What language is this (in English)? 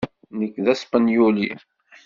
Kabyle